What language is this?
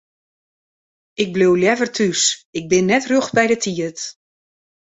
Western Frisian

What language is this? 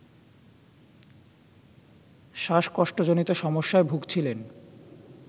Bangla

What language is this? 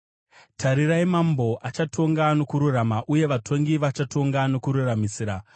Shona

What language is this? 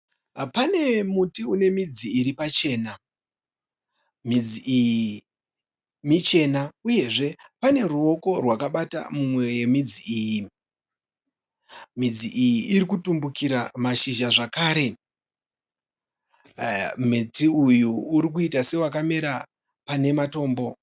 Shona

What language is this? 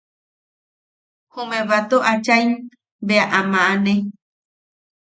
Yaqui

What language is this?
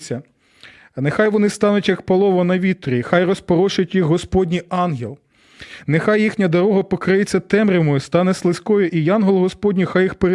Ukrainian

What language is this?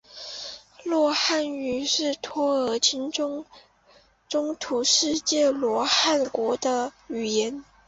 Chinese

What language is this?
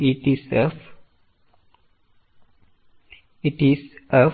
Malayalam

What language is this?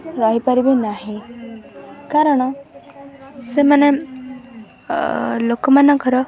Odia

